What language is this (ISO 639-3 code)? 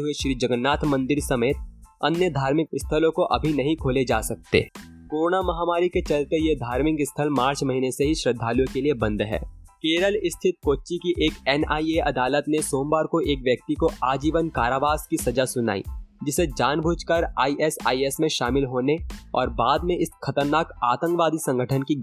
hin